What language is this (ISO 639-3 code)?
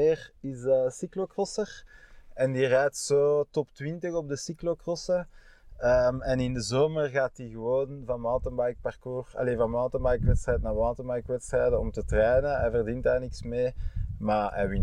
nld